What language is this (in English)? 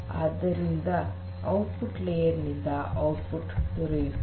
Kannada